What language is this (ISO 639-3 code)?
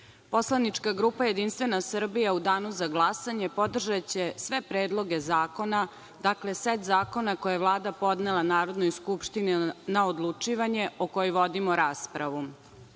srp